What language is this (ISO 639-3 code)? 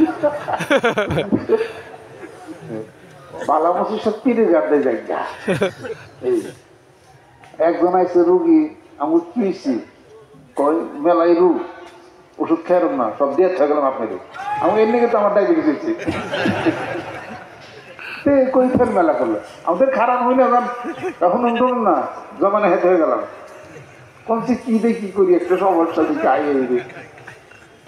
ben